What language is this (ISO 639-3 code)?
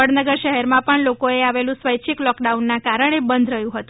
guj